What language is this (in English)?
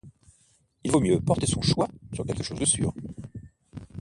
French